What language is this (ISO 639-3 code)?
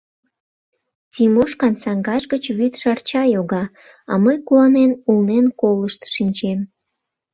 chm